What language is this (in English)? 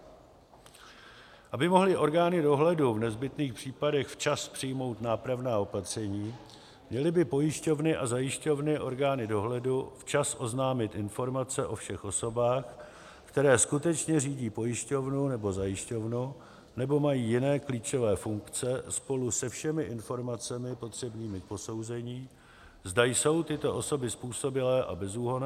Czech